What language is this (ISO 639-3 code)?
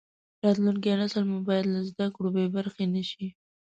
pus